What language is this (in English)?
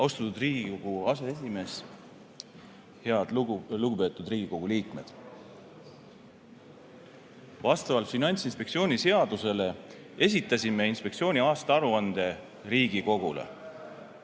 Estonian